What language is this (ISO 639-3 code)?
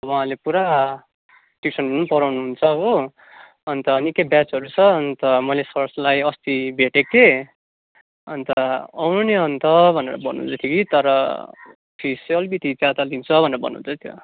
nep